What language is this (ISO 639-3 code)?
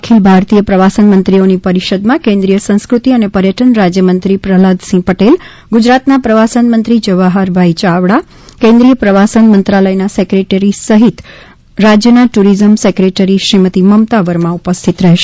guj